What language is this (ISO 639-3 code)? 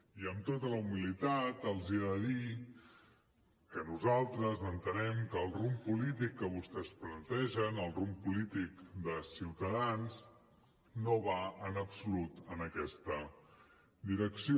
cat